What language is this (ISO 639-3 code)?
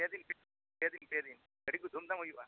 sat